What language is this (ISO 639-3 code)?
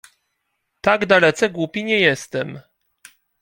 pol